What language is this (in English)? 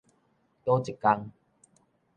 Min Nan Chinese